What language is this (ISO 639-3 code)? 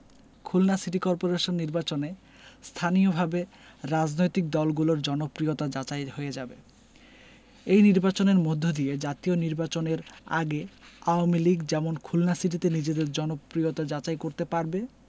ben